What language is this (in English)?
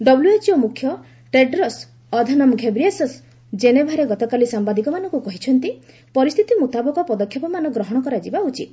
Odia